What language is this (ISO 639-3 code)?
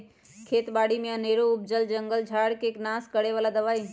mag